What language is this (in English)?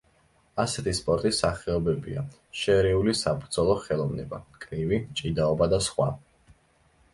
Georgian